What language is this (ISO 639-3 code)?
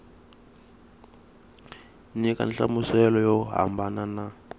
tso